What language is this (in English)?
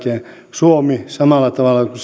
Finnish